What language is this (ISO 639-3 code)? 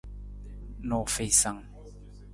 nmz